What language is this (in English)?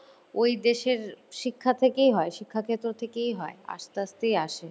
Bangla